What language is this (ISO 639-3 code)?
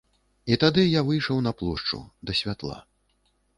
bel